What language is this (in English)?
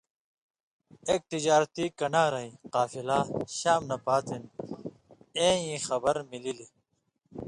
Indus Kohistani